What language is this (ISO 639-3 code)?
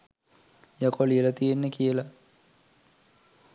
sin